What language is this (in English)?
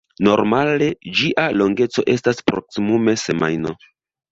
Esperanto